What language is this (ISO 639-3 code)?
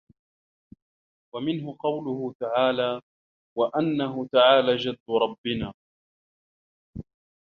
ara